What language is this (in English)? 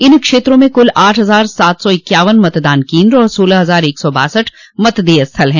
Hindi